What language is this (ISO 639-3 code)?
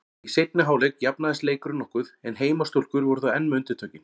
isl